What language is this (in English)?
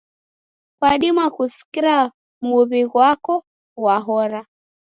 Taita